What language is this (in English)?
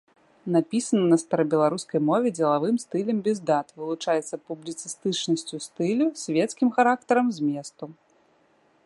Belarusian